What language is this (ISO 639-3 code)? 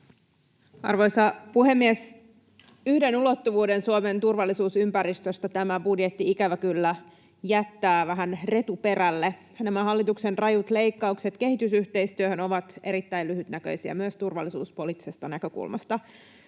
fin